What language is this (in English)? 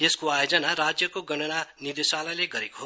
Nepali